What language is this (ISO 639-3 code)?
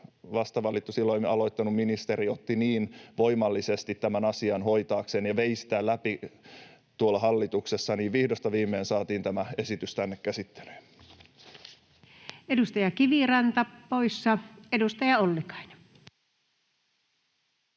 fin